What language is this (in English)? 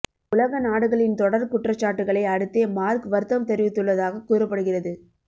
Tamil